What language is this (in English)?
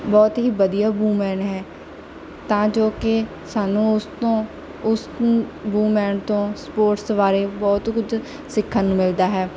Punjabi